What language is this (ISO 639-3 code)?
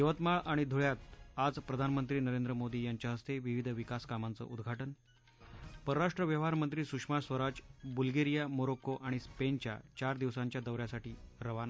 mar